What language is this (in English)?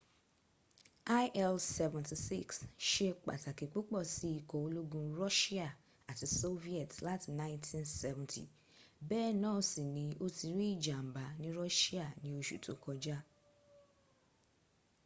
Yoruba